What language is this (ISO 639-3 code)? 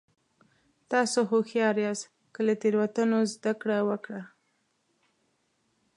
pus